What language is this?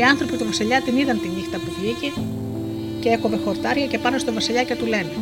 Greek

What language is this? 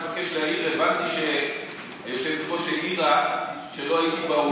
Hebrew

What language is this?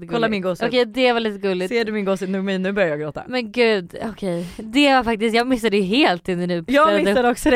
Swedish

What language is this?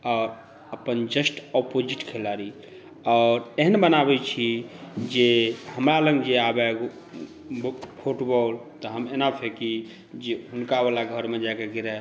Maithili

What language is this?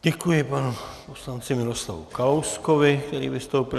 Czech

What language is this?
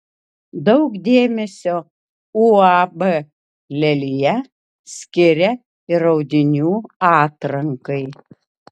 Lithuanian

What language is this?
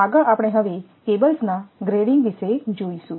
Gujarati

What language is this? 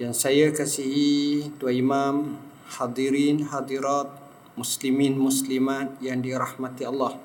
Malay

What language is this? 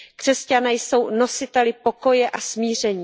Czech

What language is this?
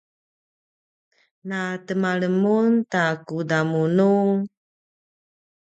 Paiwan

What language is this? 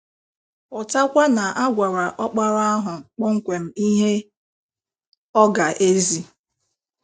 Igbo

